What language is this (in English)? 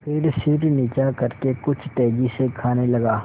Hindi